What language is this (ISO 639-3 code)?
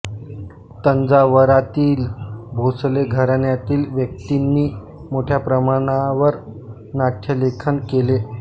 mar